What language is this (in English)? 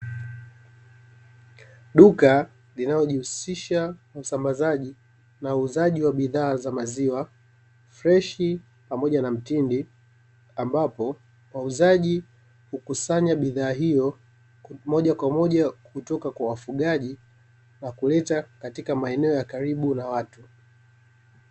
Swahili